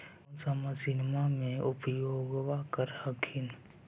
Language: Magahi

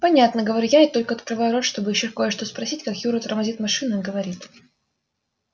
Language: Russian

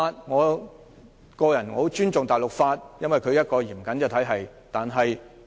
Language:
Cantonese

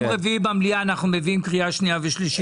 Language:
Hebrew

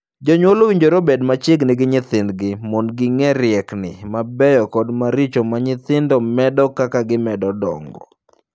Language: Luo (Kenya and Tanzania)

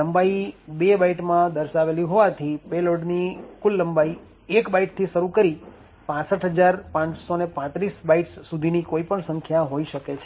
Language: Gujarati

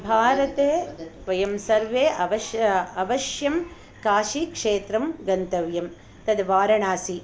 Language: Sanskrit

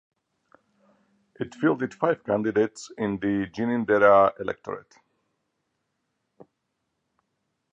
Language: English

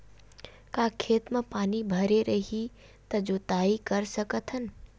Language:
Chhattisgarhi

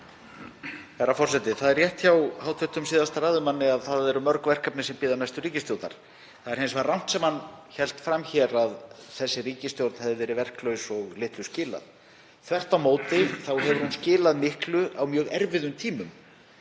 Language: Icelandic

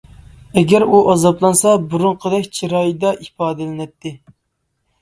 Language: Uyghur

